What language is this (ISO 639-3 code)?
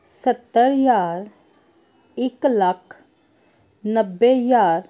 pan